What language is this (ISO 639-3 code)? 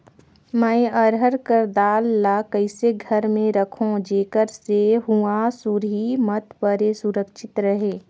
hne